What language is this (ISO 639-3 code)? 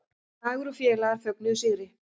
isl